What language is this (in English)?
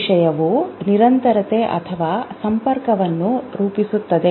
Kannada